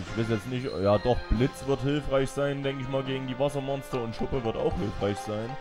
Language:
German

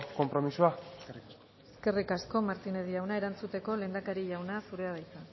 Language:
Basque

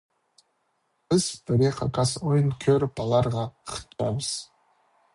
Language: Khakas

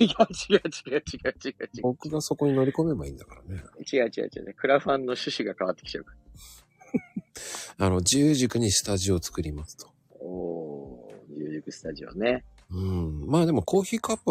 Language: Japanese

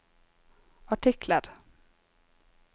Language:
Norwegian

